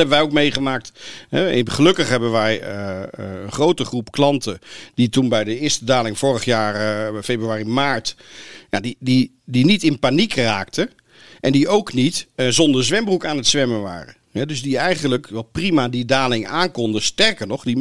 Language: Dutch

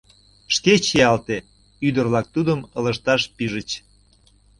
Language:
Mari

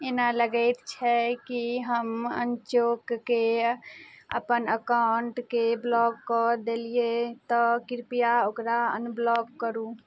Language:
Maithili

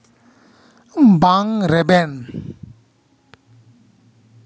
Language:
Santali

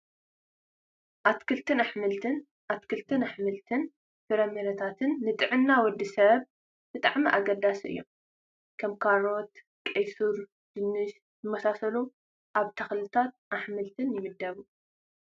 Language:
Tigrinya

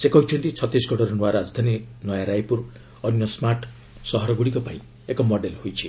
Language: Odia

